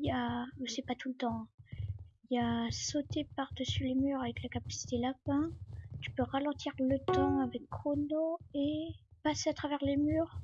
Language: French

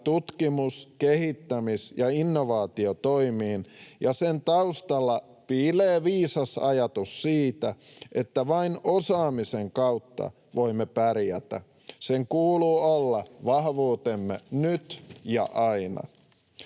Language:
Finnish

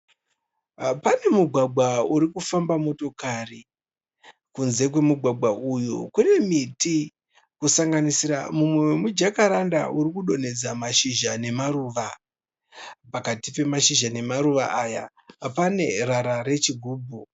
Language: Shona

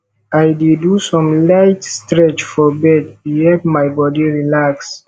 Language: Nigerian Pidgin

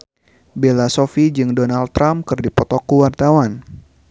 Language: Sundanese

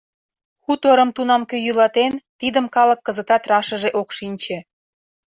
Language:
Mari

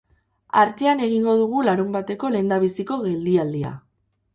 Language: Basque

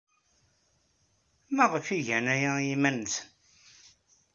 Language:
Kabyle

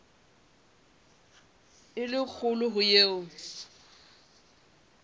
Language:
Southern Sotho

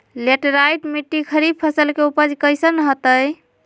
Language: Magahi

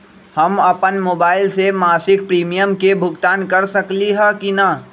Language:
Magahi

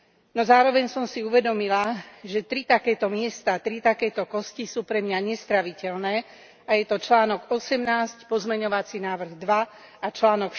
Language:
Slovak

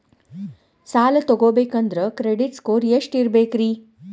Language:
Kannada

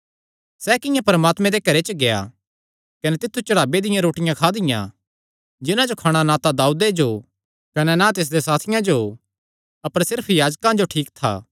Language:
Kangri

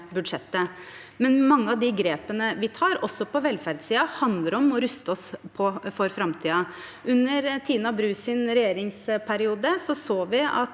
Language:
Norwegian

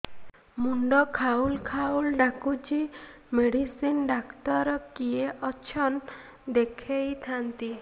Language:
Odia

